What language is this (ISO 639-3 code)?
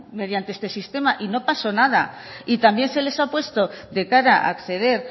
spa